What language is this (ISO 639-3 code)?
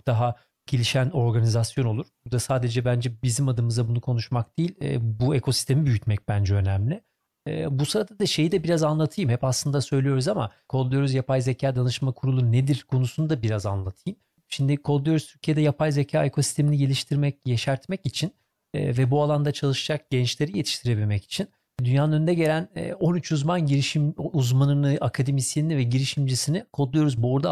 tur